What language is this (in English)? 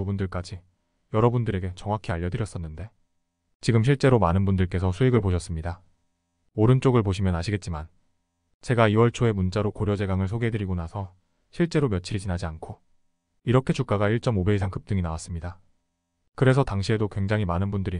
Korean